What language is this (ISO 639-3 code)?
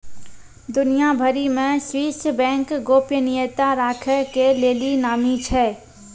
mai